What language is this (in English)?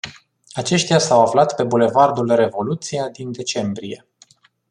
Romanian